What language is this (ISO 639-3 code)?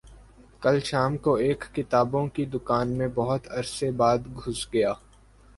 urd